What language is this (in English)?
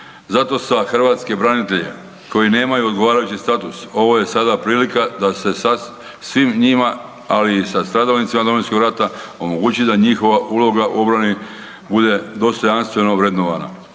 Croatian